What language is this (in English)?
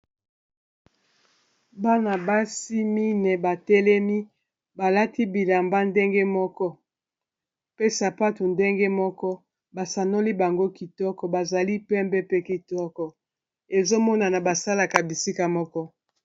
Lingala